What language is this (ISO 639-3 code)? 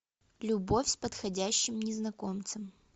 rus